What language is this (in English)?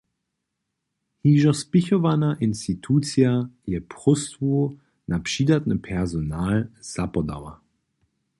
Upper Sorbian